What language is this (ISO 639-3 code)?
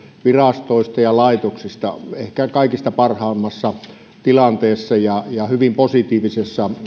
fin